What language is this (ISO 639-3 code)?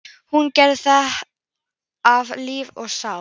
isl